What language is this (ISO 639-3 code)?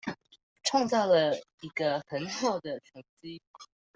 zho